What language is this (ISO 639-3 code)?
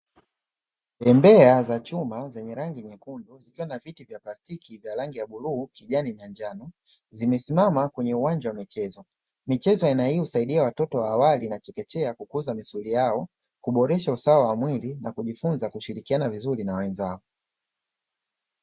swa